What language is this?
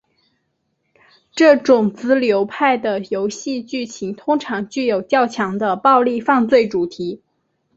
Chinese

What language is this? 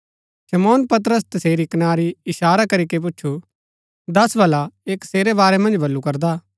Gaddi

